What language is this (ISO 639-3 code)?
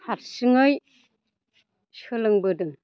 brx